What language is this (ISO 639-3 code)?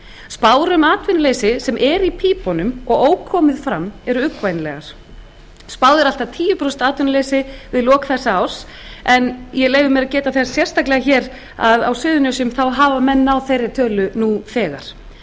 isl